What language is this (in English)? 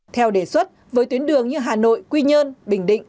Vietnamese